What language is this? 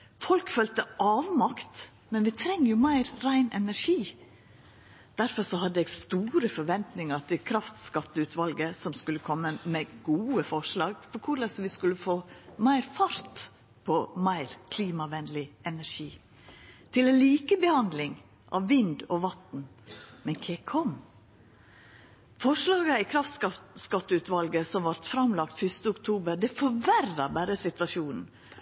Norwegian Nynorsk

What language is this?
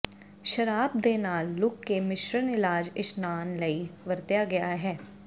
Punjabi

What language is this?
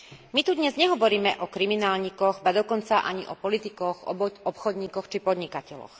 Slovak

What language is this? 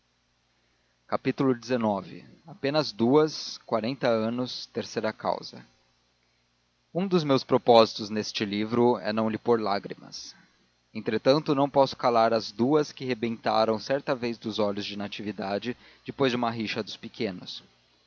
Portuguese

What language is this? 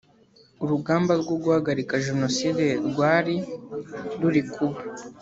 Kinyarwanda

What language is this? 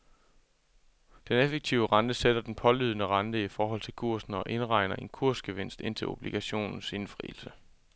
Danish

